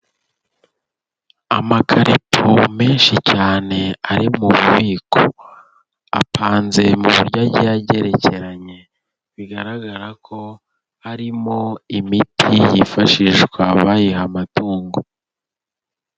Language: Kinyarwanda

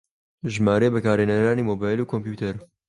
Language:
Central Kurdish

